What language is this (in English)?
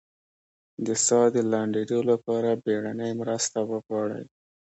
Pashto